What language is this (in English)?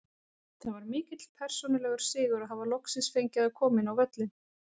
Icelandic